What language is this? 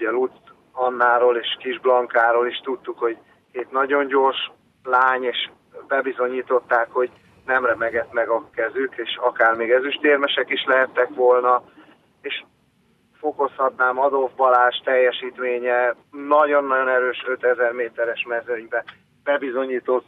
Hungarian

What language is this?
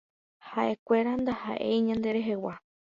Guarani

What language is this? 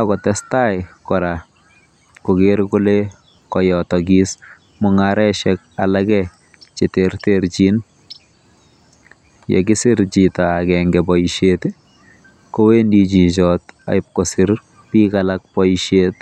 Kalenjin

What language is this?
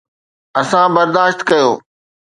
Sindhi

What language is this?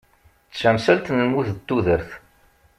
Kabyle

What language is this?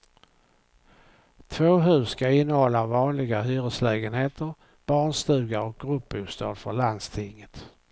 Swedish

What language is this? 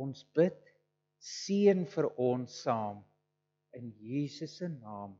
Dutch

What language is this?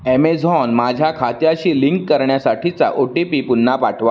Marathi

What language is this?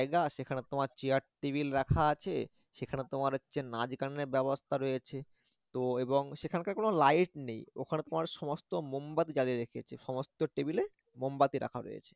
Bangla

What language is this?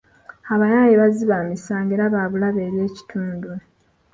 Ganda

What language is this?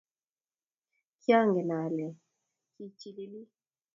Kalenjin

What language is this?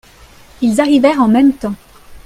French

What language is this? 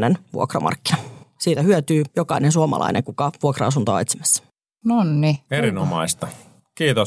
Finnish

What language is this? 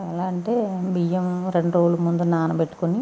Telugu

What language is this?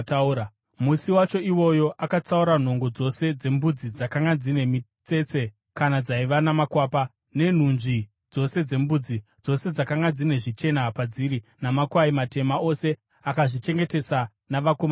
Shona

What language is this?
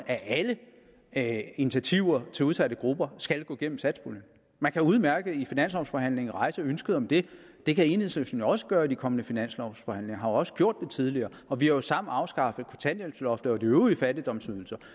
Danish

